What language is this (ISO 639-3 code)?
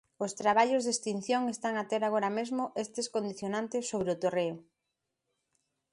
glg